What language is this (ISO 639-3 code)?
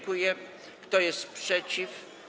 pol